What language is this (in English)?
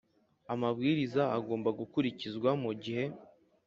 Kinyarwanda